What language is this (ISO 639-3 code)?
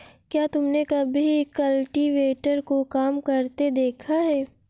hin